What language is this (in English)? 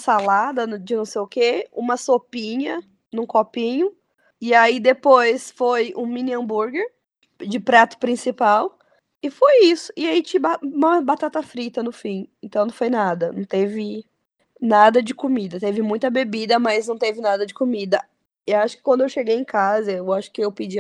Portuguese